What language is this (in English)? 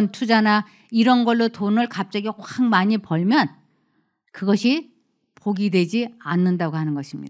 Korean